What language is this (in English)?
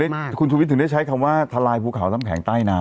Thai